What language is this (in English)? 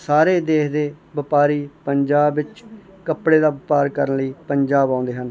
Punjabi